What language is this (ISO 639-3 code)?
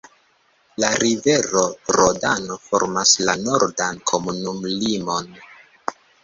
epo